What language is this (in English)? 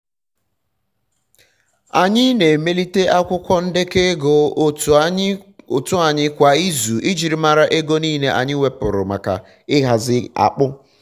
Igbo